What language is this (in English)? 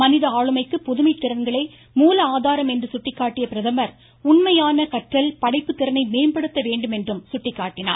Tamil